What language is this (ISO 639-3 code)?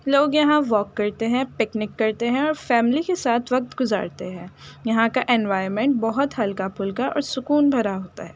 urd